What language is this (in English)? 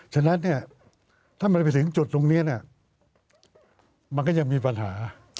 Thai